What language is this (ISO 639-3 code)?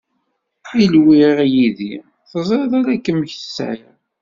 kab